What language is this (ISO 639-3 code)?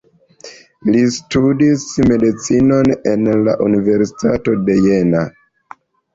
epo